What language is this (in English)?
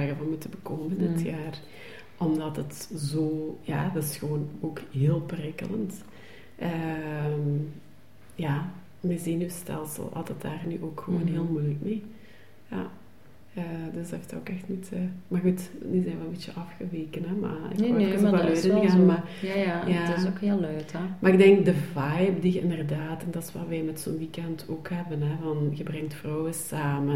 Dutch